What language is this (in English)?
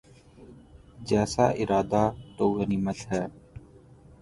Urdu